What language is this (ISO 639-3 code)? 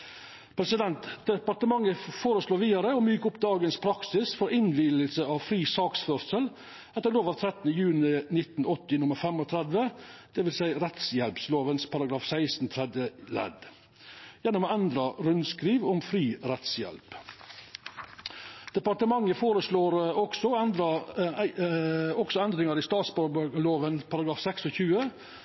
nno